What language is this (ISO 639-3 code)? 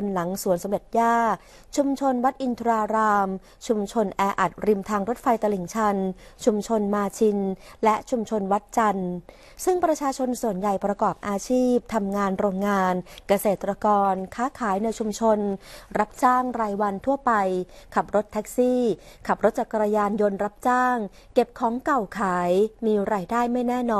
tha